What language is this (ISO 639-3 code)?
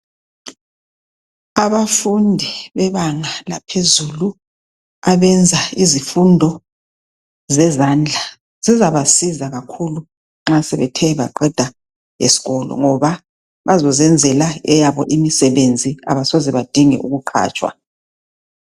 nde